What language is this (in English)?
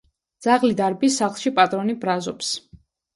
Georgian